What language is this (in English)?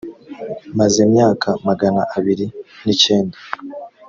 Kinyarwanda